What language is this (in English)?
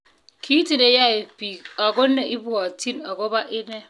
Kalenjin